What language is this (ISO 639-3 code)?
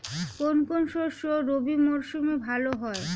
ben